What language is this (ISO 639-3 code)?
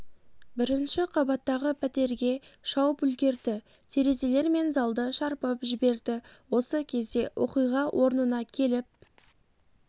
kaz